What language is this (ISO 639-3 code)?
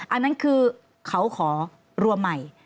tha